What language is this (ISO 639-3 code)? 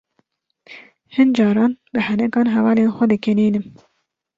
kur